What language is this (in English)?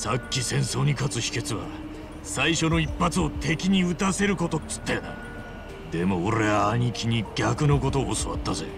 Japanese